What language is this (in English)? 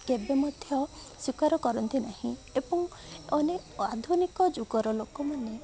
Odia